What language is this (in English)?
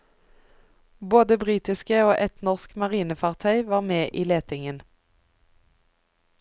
Norwegian